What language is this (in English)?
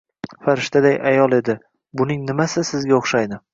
Uzbek